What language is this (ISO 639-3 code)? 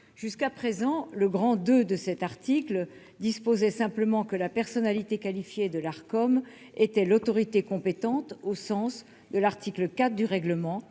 fra